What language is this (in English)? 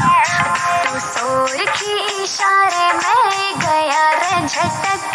Hindi